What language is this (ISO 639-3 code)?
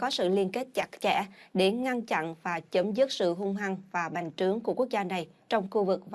vie